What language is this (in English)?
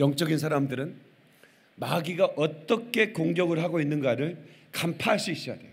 Korean